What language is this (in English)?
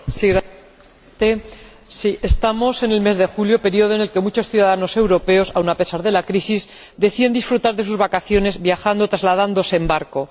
Spanish